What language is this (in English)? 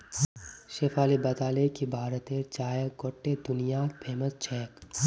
Magahi